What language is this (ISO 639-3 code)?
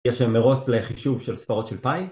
heb